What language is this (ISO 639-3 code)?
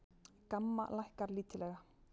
isl